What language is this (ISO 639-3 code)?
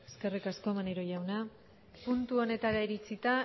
eus